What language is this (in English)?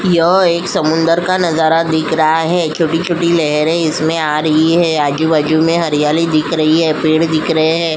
Hindi